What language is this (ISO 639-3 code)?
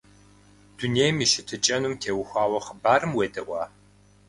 kbd